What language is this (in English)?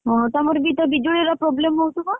Odia